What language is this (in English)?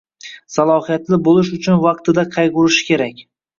Uzbek